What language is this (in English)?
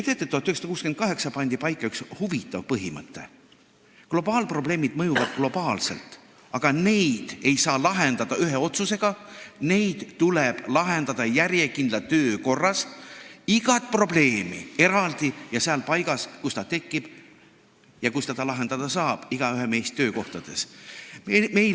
Estonian